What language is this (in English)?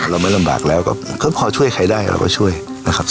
Thai